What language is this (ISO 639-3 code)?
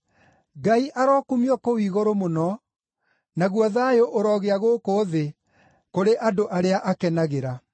kik